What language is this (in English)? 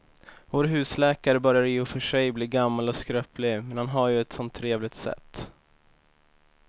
Swedish